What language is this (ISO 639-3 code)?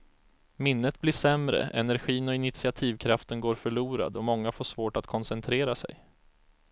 swe